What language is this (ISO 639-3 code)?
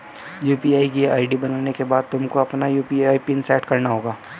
hin